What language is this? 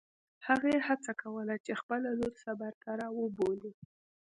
Pashto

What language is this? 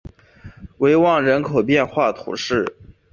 Chinese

